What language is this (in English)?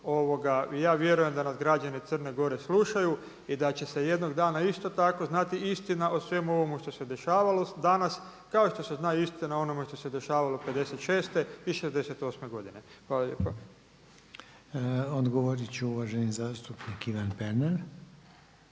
Croatian